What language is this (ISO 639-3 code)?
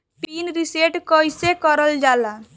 bho